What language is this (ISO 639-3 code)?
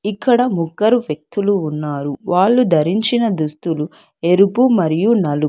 tel